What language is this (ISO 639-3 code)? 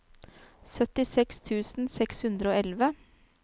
nor